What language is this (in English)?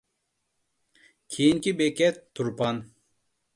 Uyghur